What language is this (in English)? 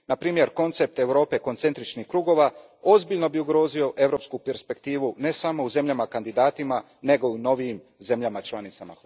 Croatian